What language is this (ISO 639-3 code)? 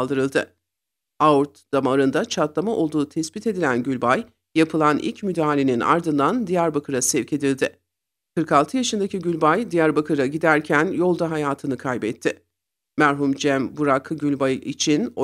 tur